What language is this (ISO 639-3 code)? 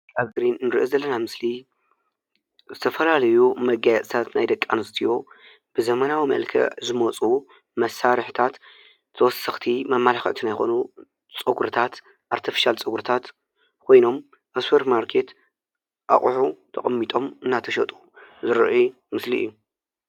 tir